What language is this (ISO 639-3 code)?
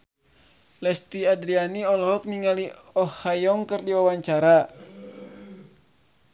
sun